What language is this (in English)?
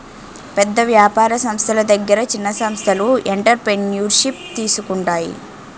Telugu